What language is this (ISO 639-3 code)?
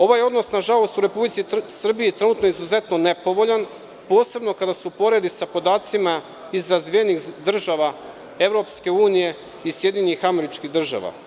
srp